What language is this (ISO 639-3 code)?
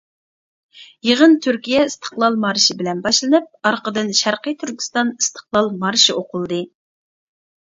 uig